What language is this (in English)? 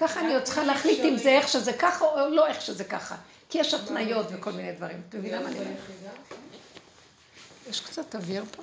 Hebrew